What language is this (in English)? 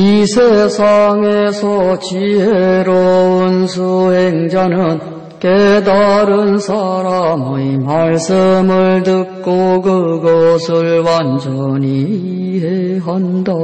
Korean